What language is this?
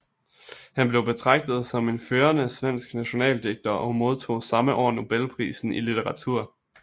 Danish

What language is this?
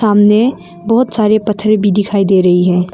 Hindi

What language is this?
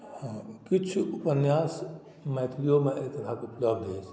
Maithili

